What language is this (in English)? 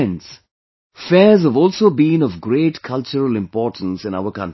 English